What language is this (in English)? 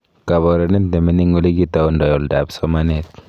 Kalenjin